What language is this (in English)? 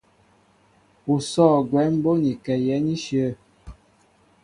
Mbo (Cameroon)